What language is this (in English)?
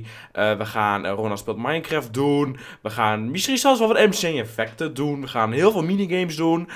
Dutch